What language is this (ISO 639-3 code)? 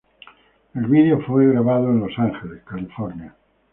spa